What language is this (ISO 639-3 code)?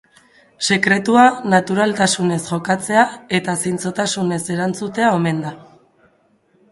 eus